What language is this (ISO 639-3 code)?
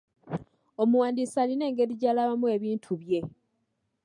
lug